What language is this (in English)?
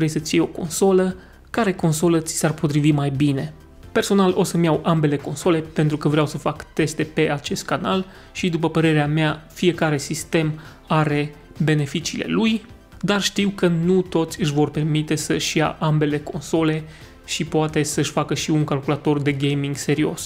Romanian